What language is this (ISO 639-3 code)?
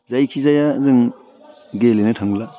brx